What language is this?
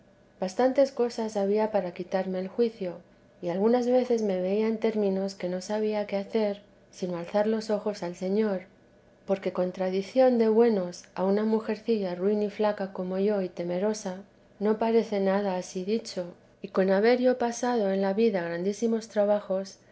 Spanish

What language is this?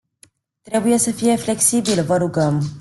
Romanian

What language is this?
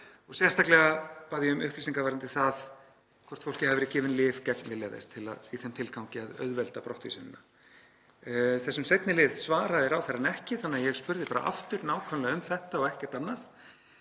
Icelandic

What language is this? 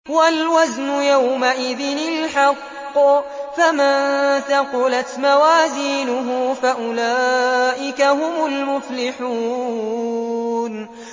Arabic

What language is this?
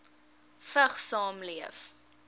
Afrikaans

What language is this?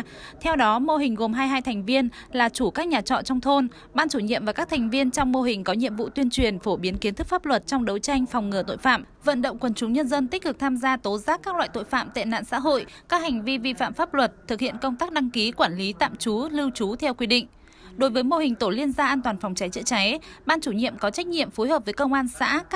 Vietnamese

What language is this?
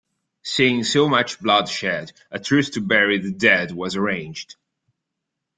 English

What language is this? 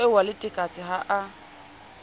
Southern Sotho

